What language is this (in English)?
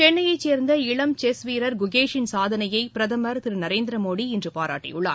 Tamil